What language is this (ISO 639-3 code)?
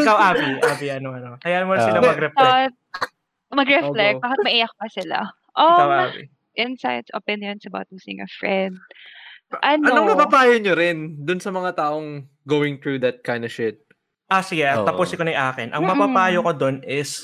fil